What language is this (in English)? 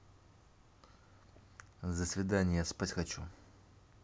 Russian